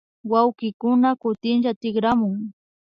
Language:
Imbabura Highland Quichua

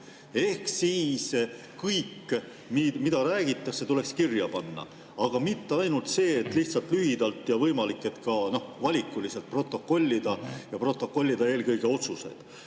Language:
Estonian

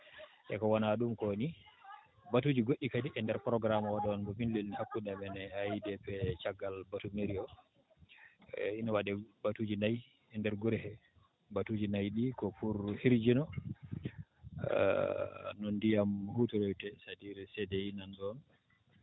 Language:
Fula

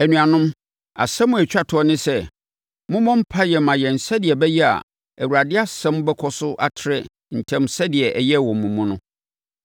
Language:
Akan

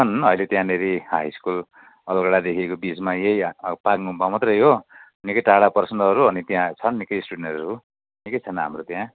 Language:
Nepali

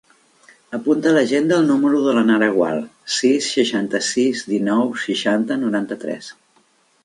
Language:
Catalan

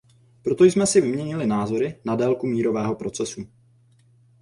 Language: Czech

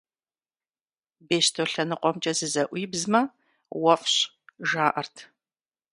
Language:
Kabardian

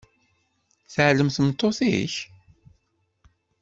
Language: Kabyle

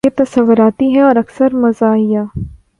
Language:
Urdu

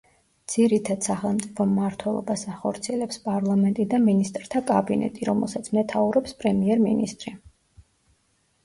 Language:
Georgian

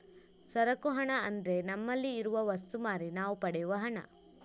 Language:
Kannada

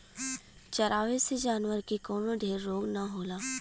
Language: Bhojpuri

